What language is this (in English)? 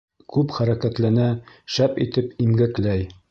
Bashkir